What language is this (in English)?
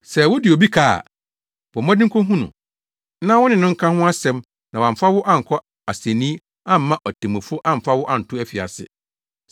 Akan